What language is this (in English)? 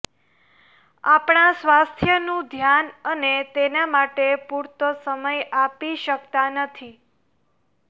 Gujarati